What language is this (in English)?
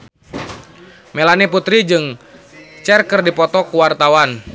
Sundanese